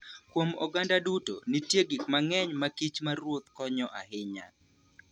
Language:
Luo (Kenya and Tanzania)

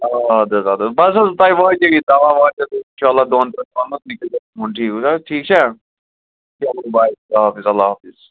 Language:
Kashmiri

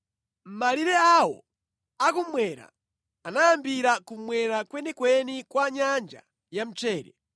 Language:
Nyanja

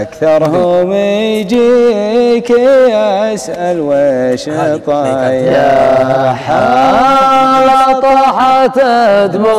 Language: Arabic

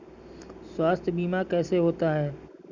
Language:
Hindi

